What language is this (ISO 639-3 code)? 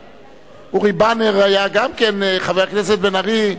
heb